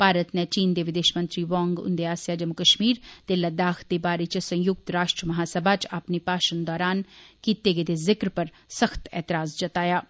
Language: Dogri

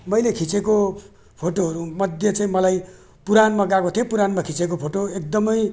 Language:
Nepali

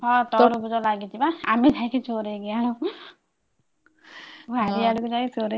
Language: Odia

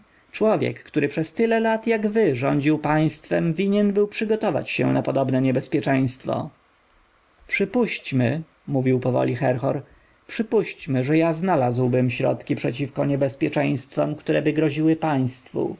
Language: Polish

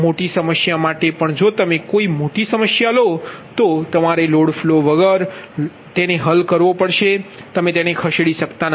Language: Gujarati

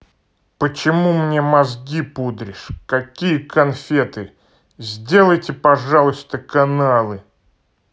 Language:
Russian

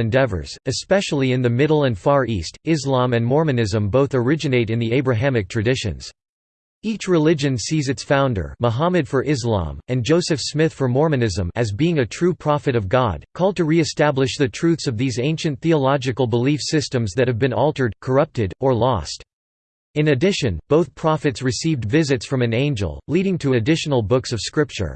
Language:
English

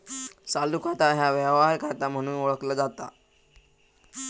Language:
Marathi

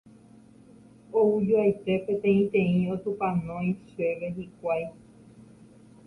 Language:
Guarani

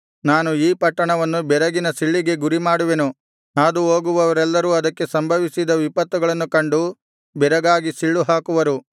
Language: Kannada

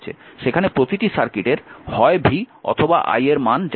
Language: Bangla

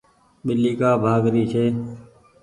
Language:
Goaria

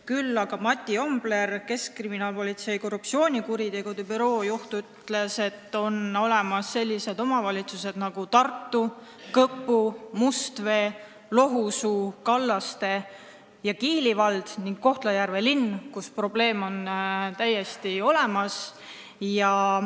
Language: Estonian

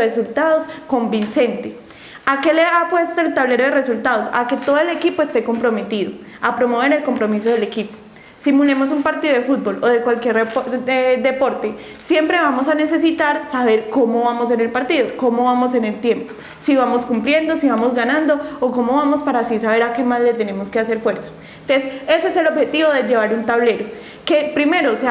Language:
Spanish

